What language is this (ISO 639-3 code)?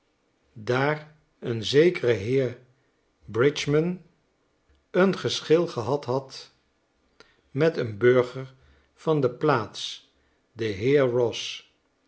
nld